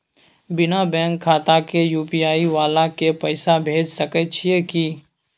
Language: Maithili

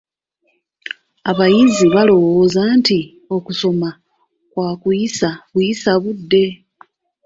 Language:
Ganda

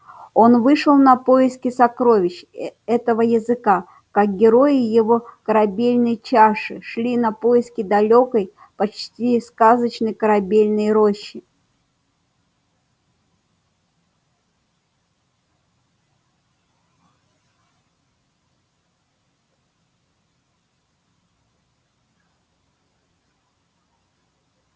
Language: Russian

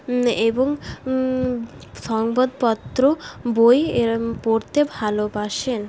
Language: Bangla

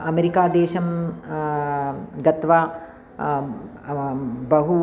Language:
Sanskrit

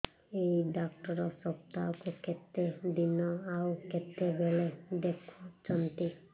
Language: Odia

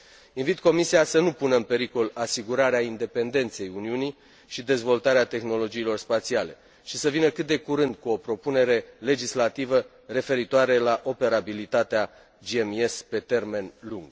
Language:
Romanian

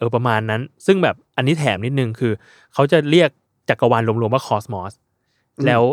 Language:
Thai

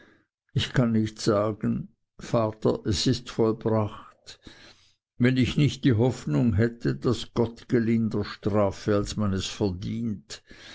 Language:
German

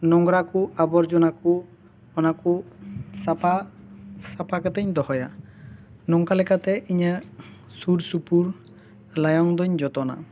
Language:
Santali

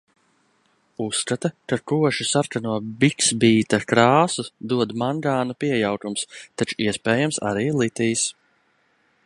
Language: Latvian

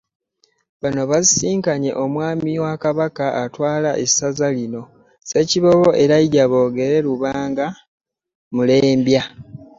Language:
Ganda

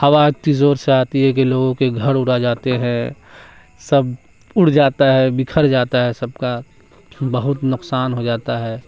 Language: Urdu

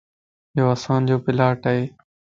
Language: Lasi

